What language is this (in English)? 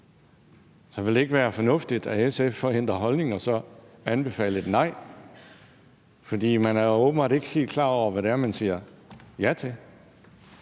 Danish